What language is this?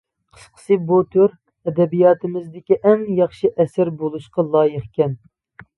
Uyghur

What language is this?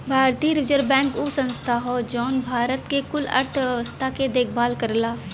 Bhojpuri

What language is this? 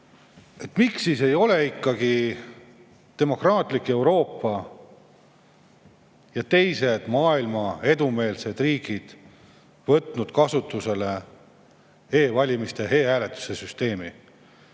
Estonian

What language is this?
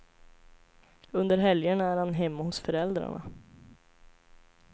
Swedish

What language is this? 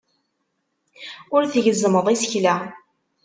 Kabyle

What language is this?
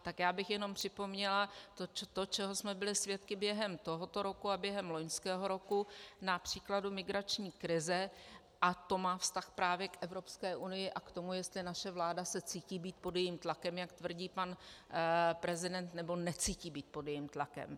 Czech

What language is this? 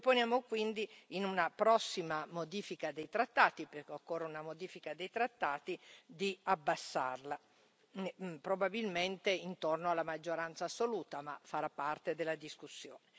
Italian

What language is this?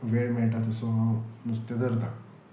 Konkani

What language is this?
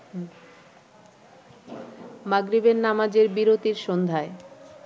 Bangla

